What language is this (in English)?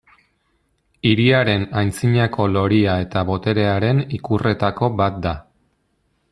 Basque